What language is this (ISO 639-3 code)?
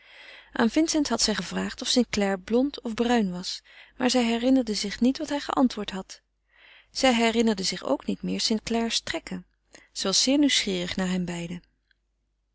nld